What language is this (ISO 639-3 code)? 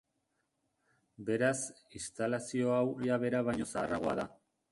eus